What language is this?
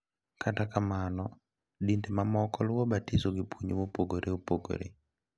Luo (Kenya and Tanzania)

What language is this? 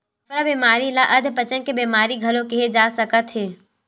Chhattisgarhi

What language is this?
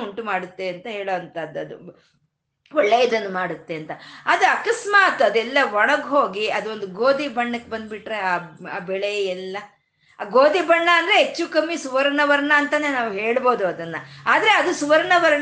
Kannada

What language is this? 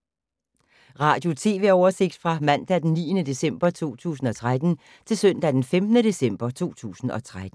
Danish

